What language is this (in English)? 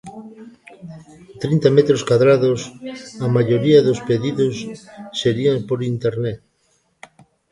Galician